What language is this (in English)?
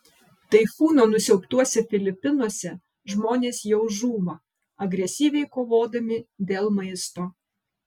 Lithuanian